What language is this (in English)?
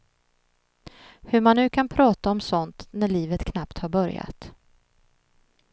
Swedish